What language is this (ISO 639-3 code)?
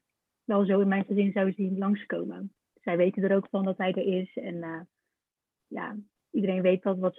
nld